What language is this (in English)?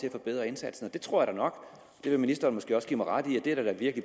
Danish